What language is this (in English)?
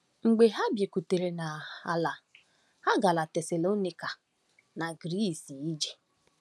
Igbo